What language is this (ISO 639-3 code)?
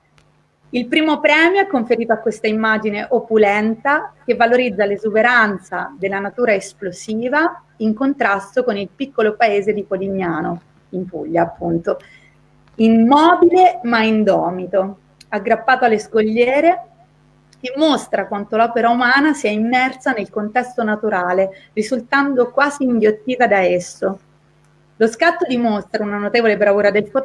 ita